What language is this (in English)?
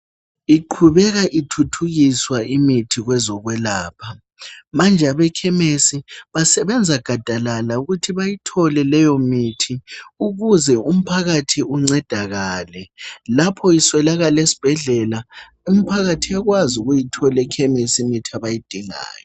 North Ndebele